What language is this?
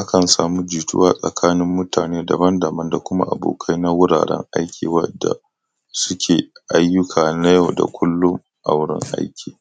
Hausa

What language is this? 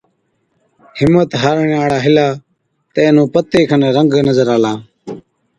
Od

